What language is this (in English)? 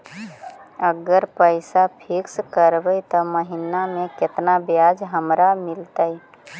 Magahi